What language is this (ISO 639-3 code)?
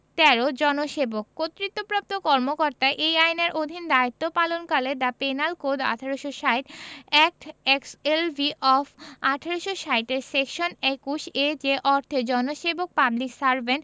ben